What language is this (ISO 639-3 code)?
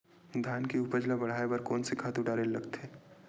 hne